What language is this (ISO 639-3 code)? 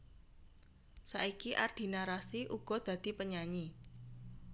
jav